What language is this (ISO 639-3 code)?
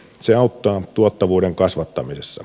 fin